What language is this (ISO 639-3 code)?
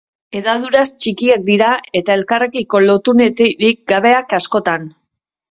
eus